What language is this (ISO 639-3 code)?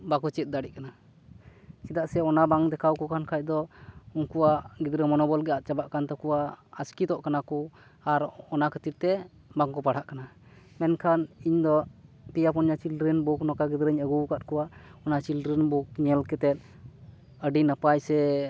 sat